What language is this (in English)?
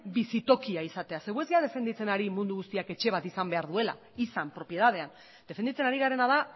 Basque